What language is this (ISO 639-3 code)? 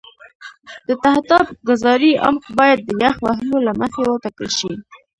pus